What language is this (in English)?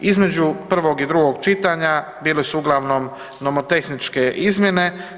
Croatian